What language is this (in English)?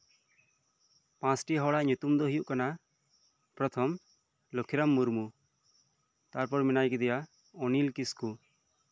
Santali